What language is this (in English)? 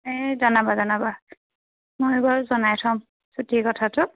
Assamese